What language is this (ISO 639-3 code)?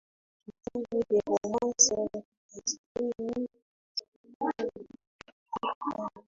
swa